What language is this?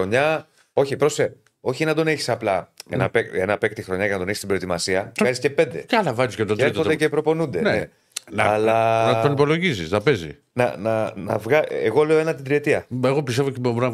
Greek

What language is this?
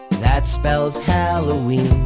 English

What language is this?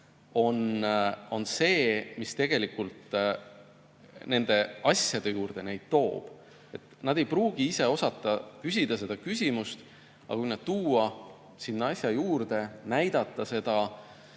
Estonian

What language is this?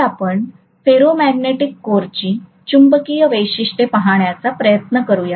Marathi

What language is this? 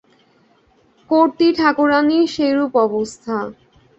Bangla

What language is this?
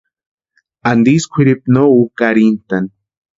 Western Highland Purepecha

